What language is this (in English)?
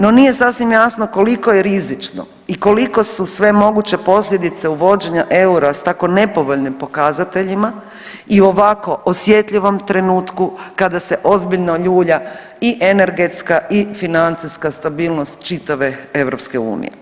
Croatian